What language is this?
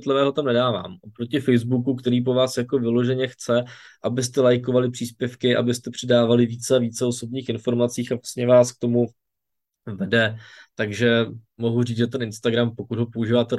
Czech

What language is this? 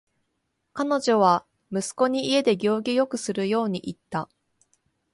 Japanese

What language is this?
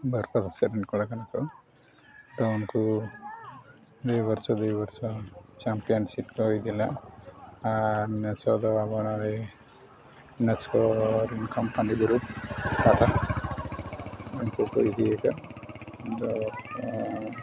Santali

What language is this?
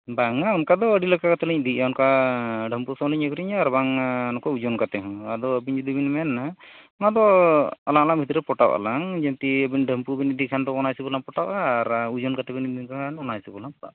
Santali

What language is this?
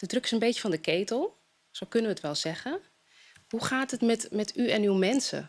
Dutch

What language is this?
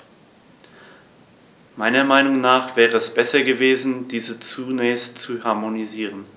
German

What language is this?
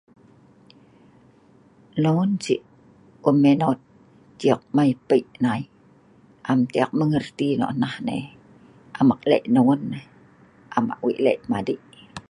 Sa'ban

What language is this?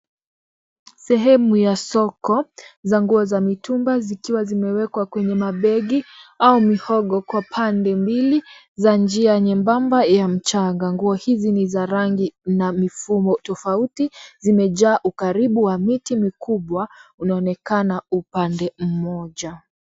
Swahili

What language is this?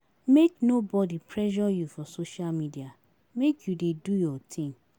Nigerian Pidgin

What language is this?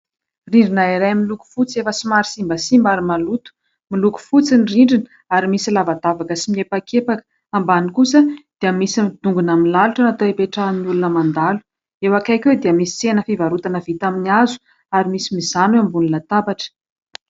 Malagasy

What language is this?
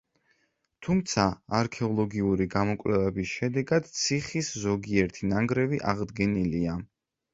Georgian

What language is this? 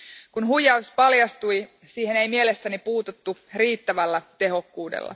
Finnish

